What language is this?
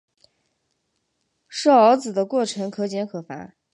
Chinese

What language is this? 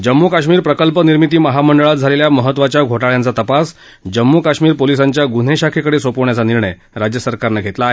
Marathi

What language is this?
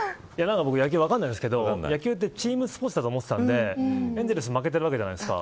Japanese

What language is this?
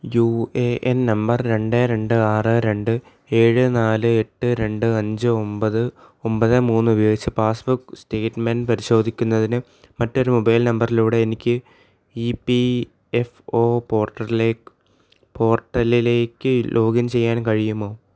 Malayalam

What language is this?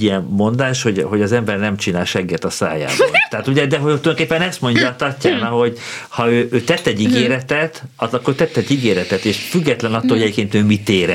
Hungarian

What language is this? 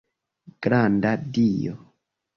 Esperanto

